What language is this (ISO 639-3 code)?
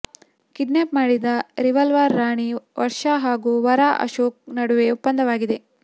kan